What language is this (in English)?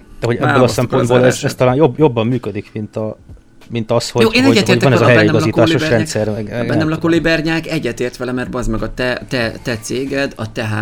Hungarian